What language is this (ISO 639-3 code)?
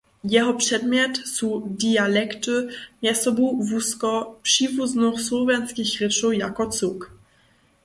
hsb